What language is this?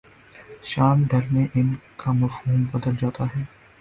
Urdu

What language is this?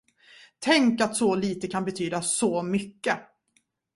Swedish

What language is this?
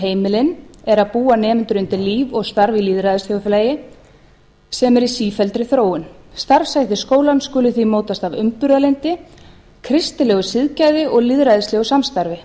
Icelandic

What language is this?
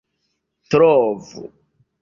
Esperanto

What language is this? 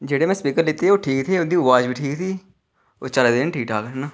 Dogri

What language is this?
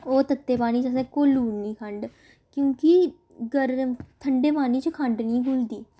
Dogri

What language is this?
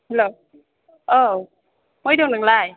Bodo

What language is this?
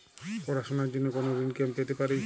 Bangla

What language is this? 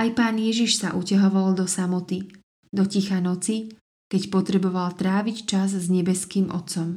Slovak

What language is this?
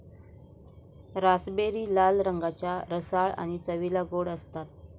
Marathi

